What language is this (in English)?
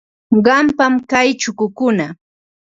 Ambo-Pasco Quechua